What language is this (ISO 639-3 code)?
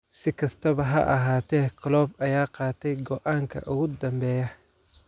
som